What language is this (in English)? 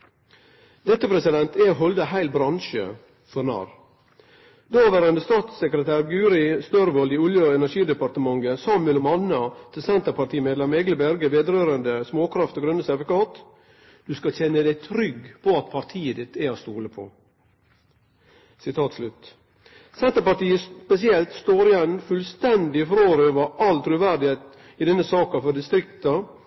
Norwegian Nynorsk